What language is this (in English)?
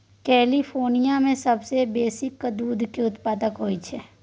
Maithili